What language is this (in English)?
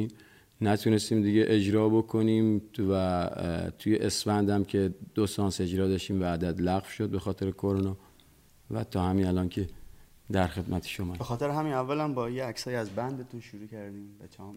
Persian